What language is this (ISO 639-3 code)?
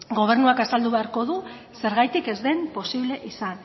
eus